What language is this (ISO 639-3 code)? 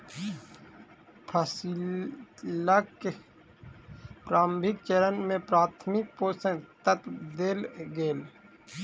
mai